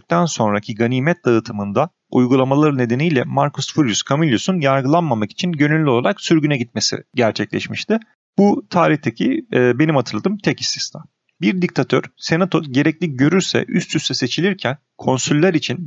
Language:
Turkish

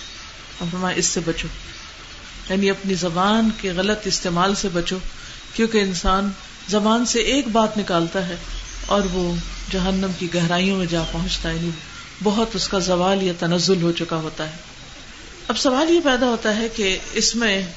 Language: Urdu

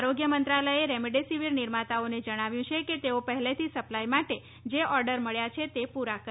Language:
Gujarati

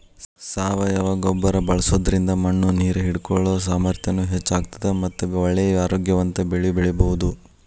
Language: Kannada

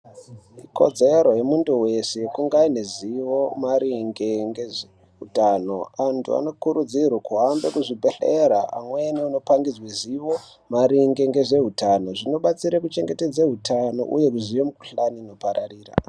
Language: Ndau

